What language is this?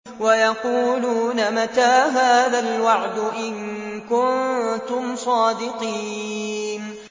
Arabic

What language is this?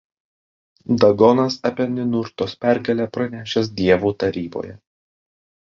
Lithuanian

